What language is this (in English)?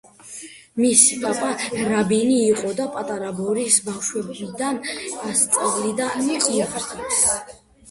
Georgian